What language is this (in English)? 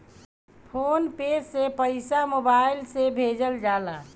Bhojpuri